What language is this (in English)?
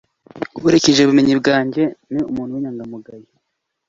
Kinyarwanda